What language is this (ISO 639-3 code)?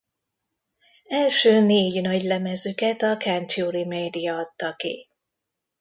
hun